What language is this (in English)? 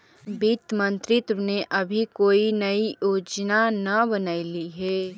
Magahi